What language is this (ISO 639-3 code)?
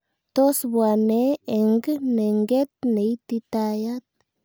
kln